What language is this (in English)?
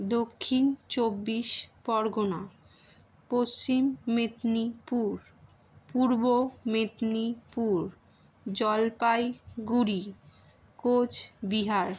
Bangla